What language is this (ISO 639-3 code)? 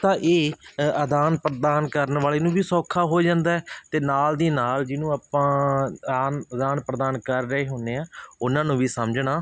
pan